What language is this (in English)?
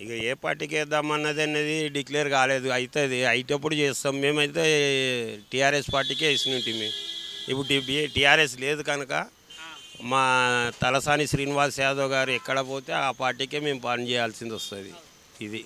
Telugu